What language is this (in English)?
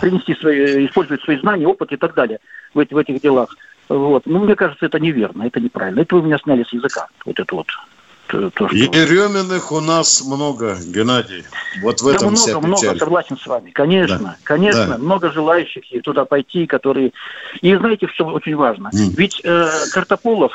Russian